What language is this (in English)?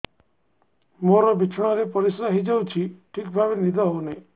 Odia